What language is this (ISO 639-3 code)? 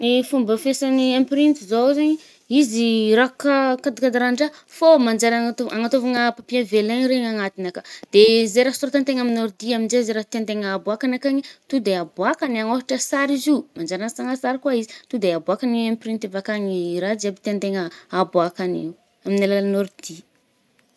bmm